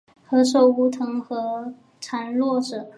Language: Chinese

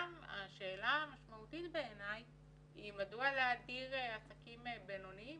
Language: Hebrew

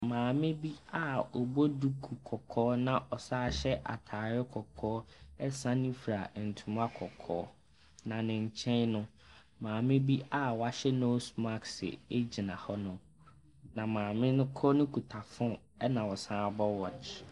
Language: Akan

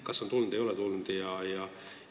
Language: Estonian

